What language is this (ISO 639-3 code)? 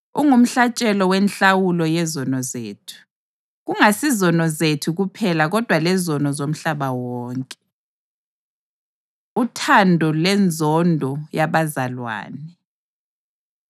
nde